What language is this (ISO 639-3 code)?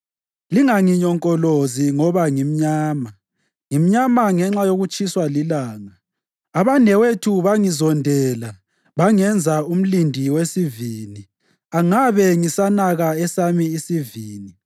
nde